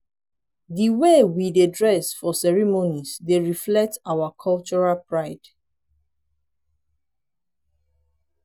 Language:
Nigerian Pidgin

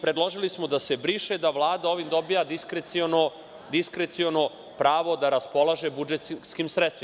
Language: Serbian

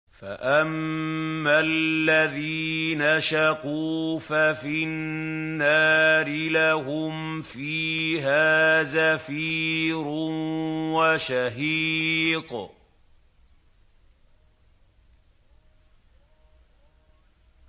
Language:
Arabic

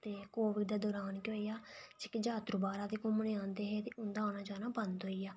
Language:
Dogri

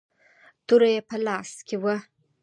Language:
Pashto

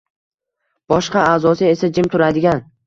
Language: Uzbek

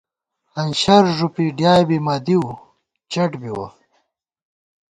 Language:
Gawar-Bati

